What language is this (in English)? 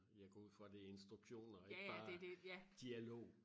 Danish